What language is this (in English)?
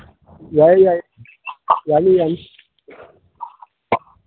Manipuri